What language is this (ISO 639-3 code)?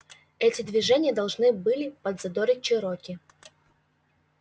rus